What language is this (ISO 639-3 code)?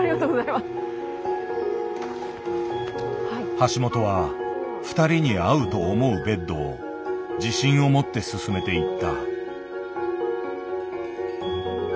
jpn